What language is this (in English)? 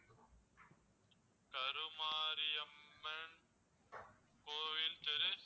Tamil